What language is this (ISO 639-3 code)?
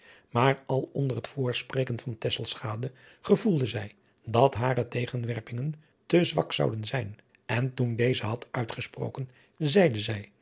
nld